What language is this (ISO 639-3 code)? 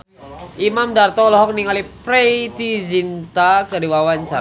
sun